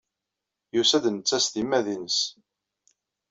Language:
Kabyle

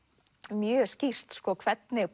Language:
Icelandic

